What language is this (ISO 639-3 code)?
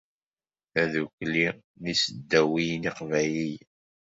kab